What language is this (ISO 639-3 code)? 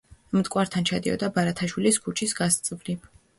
kat